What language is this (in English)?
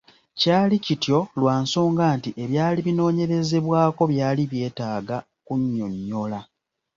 Ganda